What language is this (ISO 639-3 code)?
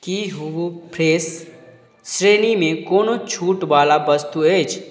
mai